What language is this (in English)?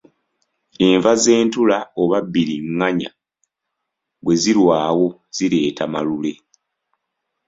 Ganda